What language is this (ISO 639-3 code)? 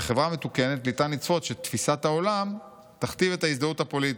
heb